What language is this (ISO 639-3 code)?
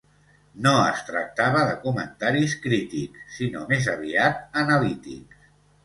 cat